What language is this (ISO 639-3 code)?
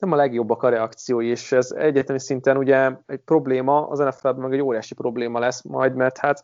hun